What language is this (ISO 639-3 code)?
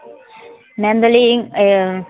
sat